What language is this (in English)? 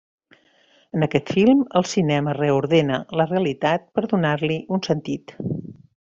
Catalan